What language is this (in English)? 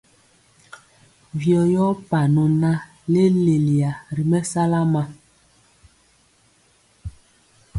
Mpiemo